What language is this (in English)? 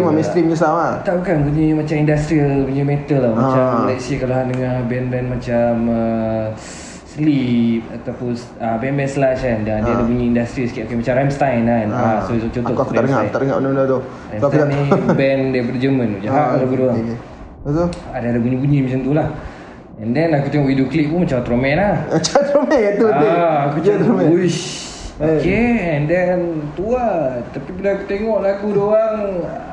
Malay